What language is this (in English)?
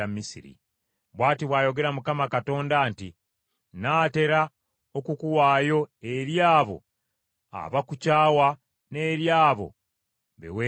Ganda